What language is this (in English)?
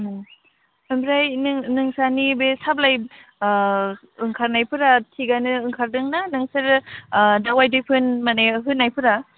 Bodo